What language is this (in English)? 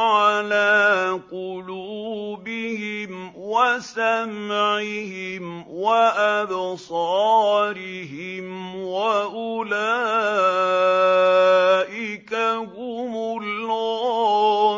Arabic